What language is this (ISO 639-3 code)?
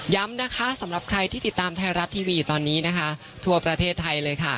tha